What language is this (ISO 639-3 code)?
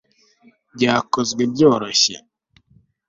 kin